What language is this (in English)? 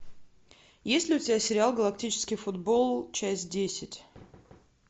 Russian